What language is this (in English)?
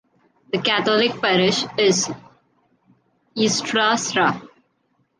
English